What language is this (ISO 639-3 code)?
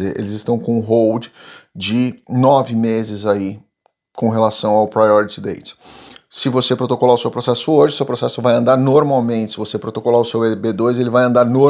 por